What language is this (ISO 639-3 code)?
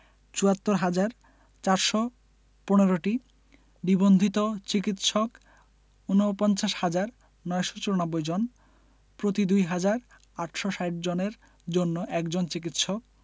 ben